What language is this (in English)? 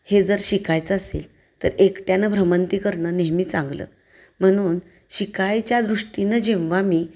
Marathi